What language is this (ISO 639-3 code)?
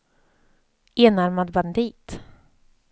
swe